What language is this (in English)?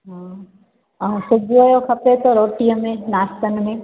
Sindhi